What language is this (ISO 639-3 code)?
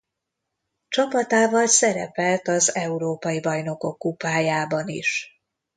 hun